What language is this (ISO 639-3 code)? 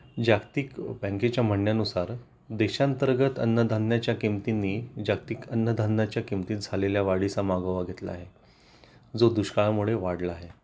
mar